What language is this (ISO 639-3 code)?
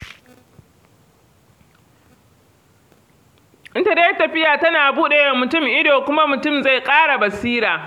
hau